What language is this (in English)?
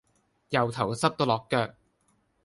Cantonese